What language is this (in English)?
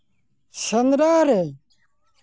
Santali